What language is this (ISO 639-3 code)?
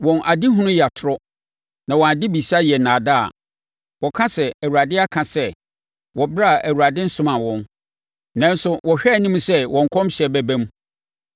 aka